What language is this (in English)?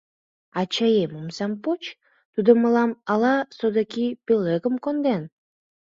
Mari